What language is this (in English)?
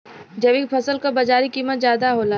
Bhojpuri